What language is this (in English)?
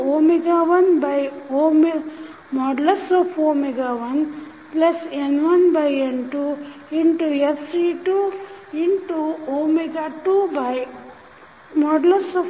Kannada